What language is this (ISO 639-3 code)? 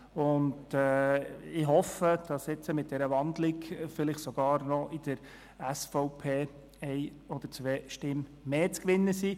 gsw